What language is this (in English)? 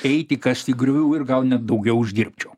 Lithuanian